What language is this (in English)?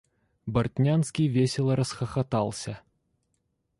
Russian